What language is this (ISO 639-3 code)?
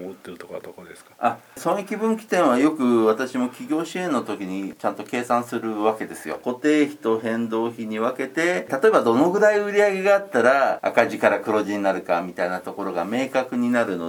jpn